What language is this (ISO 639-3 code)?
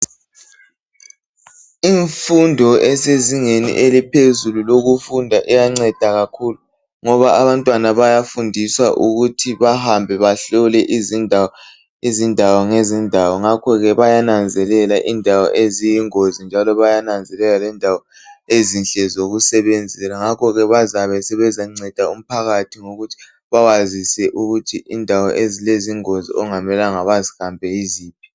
nde